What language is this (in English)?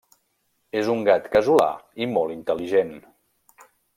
Catalan